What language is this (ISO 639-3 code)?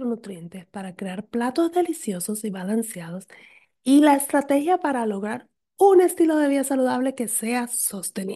spa